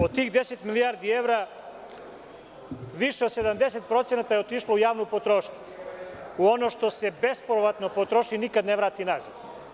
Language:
Serbian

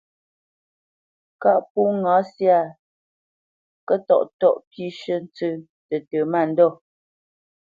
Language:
Bamenyam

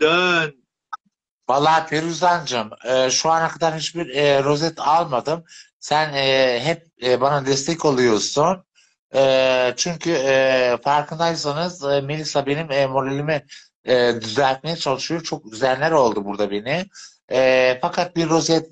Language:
Turkish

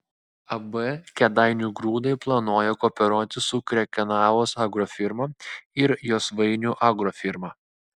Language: Lithuanian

